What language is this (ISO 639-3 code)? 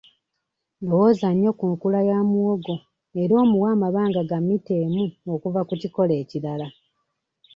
lug